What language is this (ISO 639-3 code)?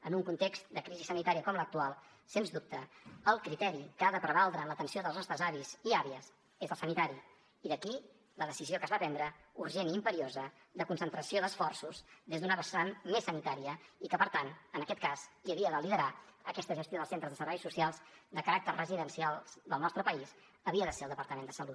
cat